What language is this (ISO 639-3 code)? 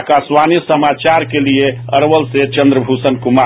hin